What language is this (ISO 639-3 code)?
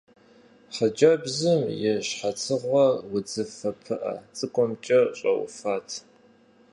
kbd